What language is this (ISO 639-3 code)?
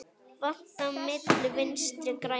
isl